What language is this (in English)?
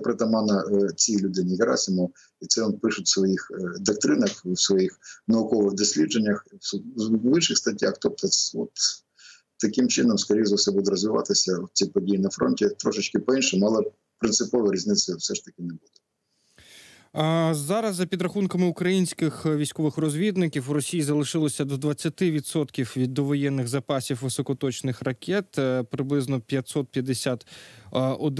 Ukrainian